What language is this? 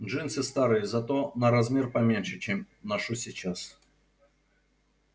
Russian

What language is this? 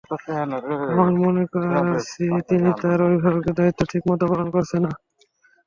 Bangla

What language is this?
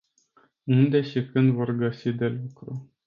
Romanian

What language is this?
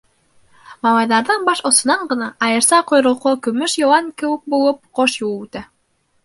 Bashkir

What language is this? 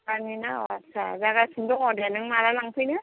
Bodo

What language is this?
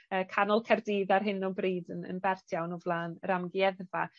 Welsh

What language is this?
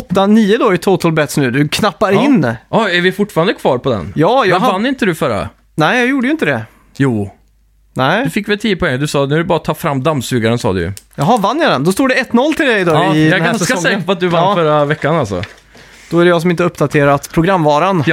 Swedish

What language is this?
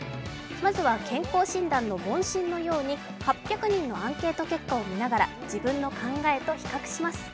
Japanese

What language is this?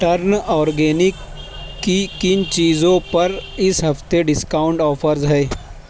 Urdu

